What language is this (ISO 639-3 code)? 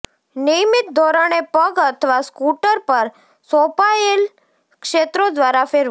guj